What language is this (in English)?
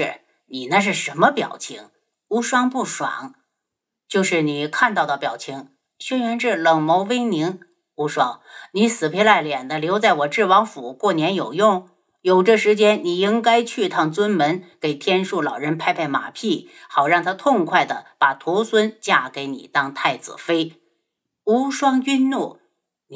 Chinese